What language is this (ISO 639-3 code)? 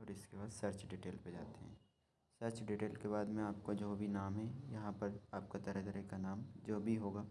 hin